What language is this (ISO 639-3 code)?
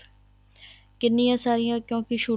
pan